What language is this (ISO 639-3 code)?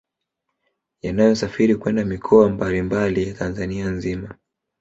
swa